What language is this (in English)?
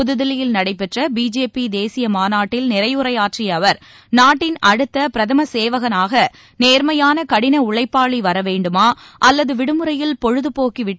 Tamil